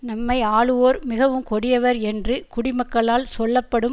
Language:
Tamil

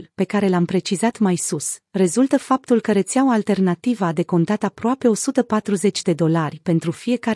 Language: Romanian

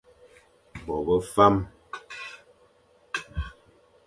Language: Fang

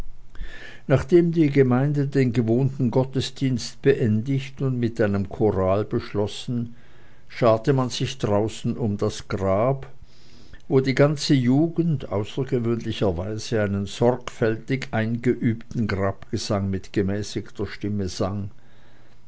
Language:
German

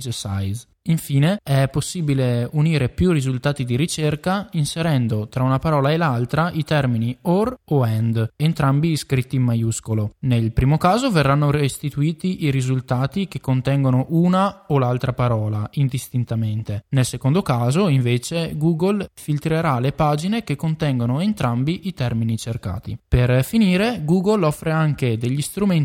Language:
Italian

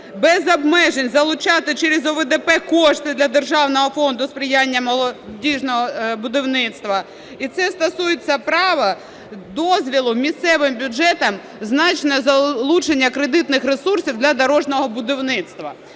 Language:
Ukrainian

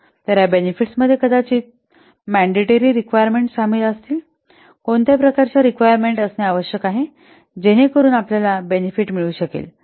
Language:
Marathi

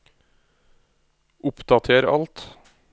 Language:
Norwegian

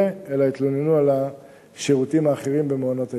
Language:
Hebrew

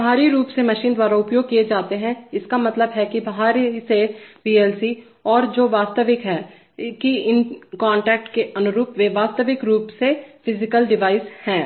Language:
Hindi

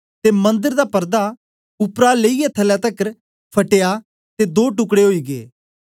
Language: Dogri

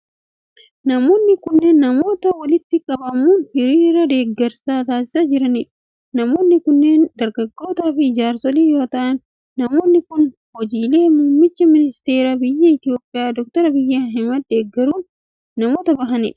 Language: Oromo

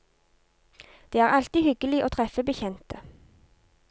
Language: Norwegian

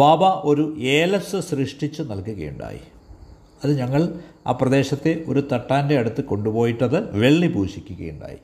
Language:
Malayalam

